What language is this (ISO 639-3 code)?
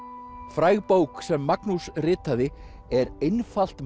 isl